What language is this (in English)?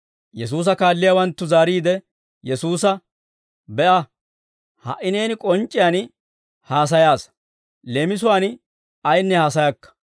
Dawro